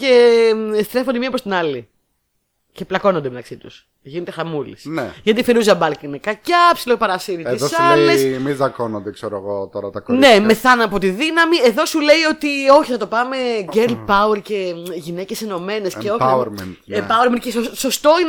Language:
Greek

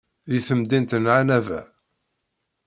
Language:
Kabyle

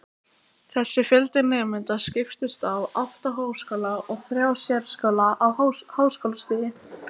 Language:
Icelandic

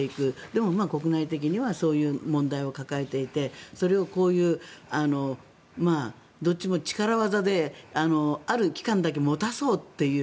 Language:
Japanese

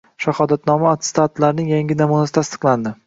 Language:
Uzbek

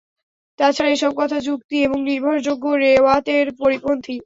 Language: Bangla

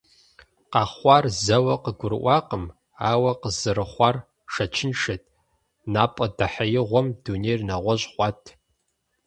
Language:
Kabardian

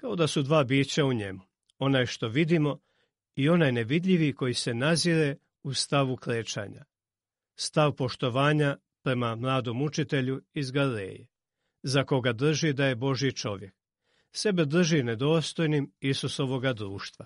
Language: Croatian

